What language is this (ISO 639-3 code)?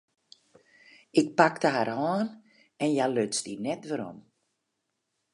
fry